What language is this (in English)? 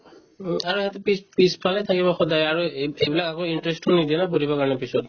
Assamese